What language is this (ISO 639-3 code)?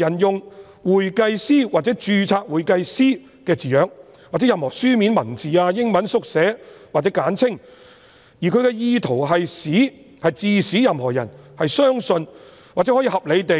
yue